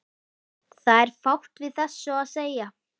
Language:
Icelandic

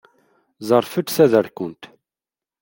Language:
Kabyle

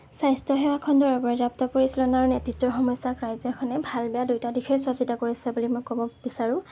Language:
Assamese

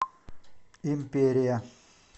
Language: Russian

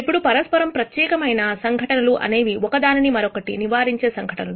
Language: Telugu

